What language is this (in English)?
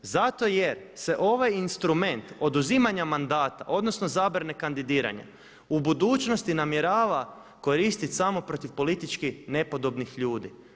Croatian